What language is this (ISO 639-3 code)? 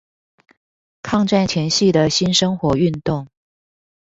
zho